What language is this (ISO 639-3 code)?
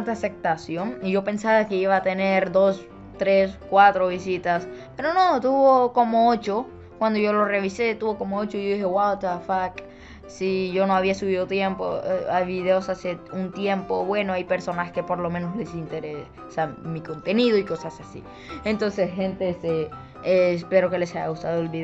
spa